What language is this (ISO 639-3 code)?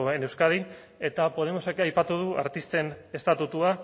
eus